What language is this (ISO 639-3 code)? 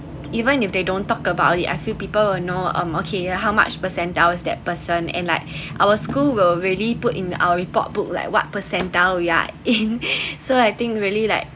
eng